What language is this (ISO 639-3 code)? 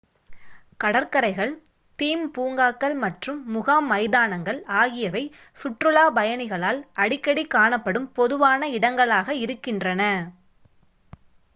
tam